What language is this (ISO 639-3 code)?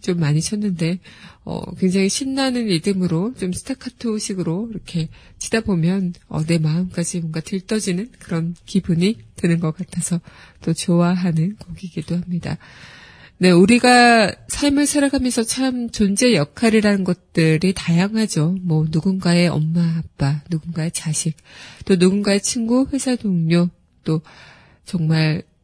kor